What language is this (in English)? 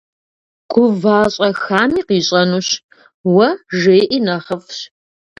Kabardian